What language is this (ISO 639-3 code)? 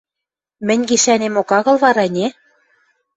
mrj